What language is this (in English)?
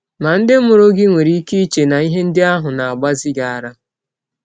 Igbo